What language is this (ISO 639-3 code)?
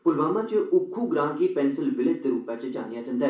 doi